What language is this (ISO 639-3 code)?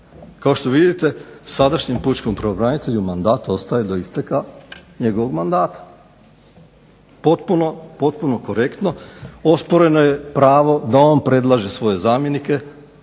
hrv